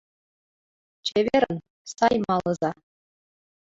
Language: Mari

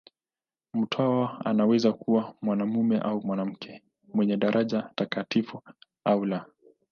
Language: Swahili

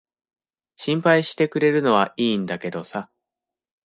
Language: Japanese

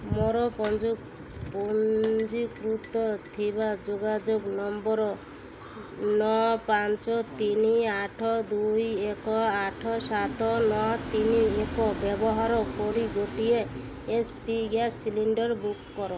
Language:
Odia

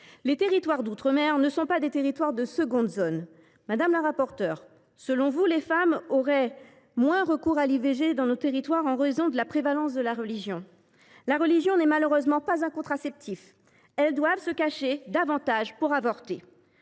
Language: French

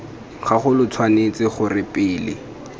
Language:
Tswana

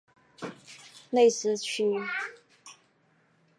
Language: Chinese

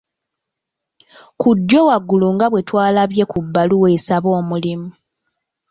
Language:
Ganda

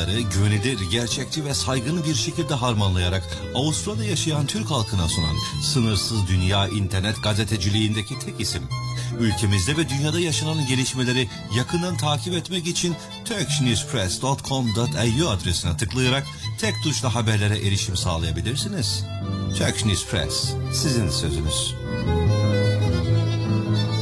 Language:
Turkish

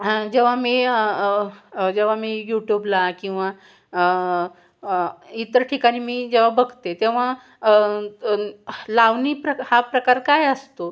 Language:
Marathi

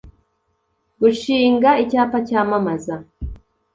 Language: Kinyarwanda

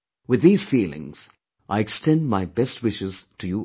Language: English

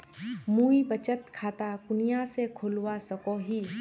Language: Magahi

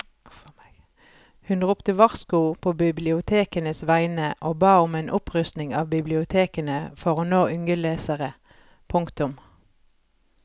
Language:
Norwegian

